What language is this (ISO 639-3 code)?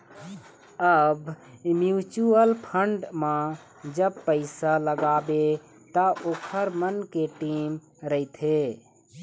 hne